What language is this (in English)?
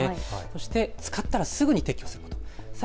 Japanese